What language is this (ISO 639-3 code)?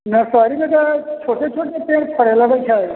mai